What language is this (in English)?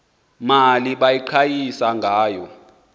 Xhosa